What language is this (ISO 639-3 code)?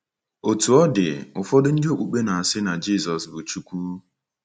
ibo